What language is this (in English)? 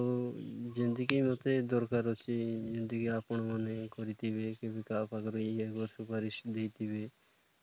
Odia